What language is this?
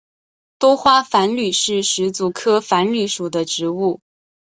Chinese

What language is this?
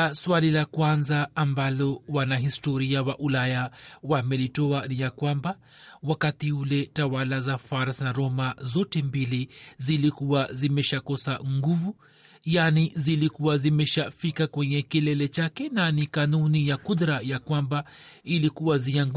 Swahili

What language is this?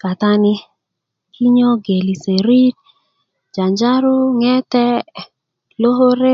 Kuku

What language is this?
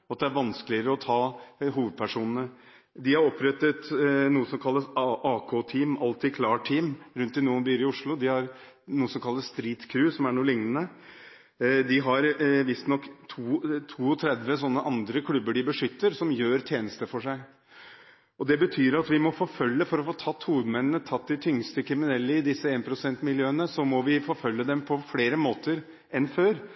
Norwegian Bokmål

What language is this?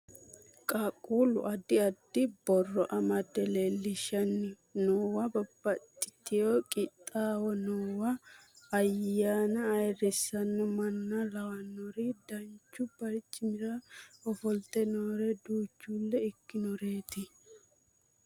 Sidamo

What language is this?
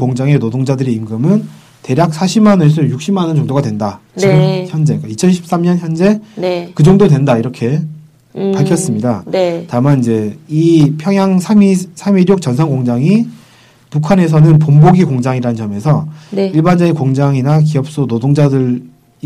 Korean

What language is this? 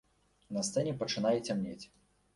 Belarusian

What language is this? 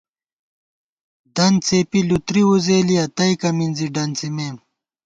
Gawar-Bati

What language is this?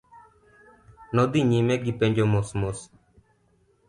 Luo (Kenya and Tanzania)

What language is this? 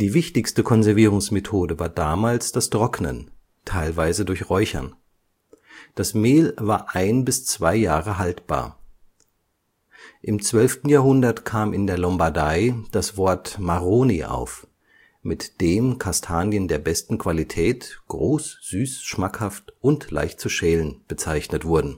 German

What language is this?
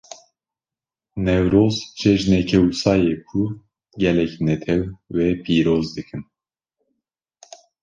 Kurdish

